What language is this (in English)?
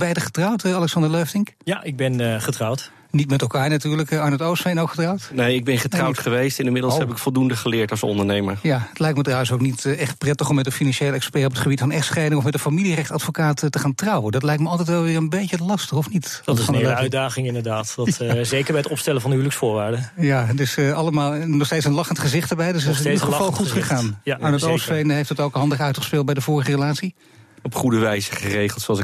Dutch